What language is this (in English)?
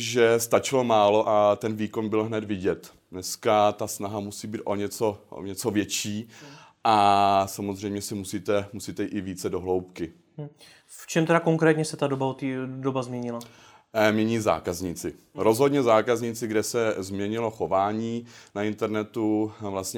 Czech